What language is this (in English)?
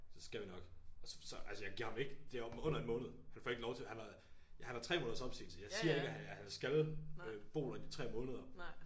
Danish